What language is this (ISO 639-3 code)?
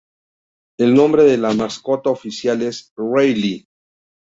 spa